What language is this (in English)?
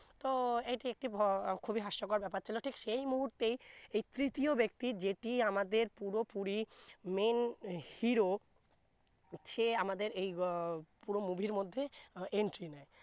Bangla